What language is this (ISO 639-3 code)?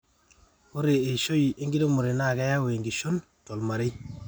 mas